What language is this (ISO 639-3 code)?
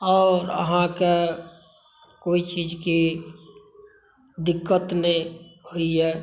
mai